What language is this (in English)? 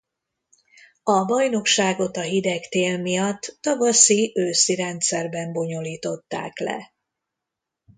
Hungarian